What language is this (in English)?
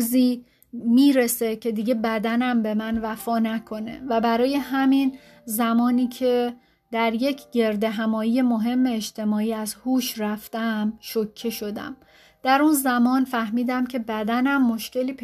Persian